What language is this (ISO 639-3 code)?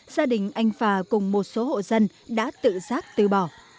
vie